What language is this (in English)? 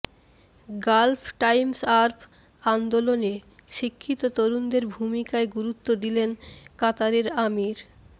Bangla